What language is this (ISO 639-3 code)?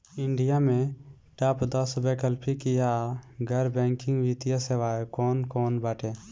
bho